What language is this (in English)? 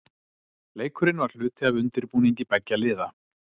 Icelandic